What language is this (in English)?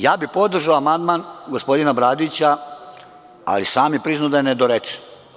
Serbian